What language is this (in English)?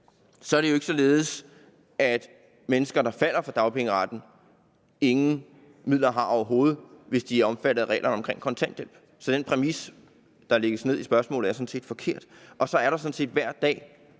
Danish